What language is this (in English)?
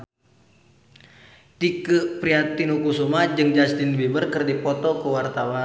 Sundanese